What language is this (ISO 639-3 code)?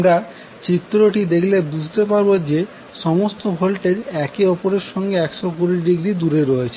ben